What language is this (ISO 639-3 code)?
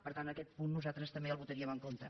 cat